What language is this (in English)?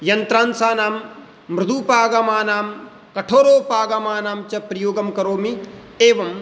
Sanskrit